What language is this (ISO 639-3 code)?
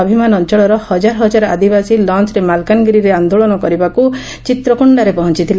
ori